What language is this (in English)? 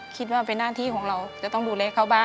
Thai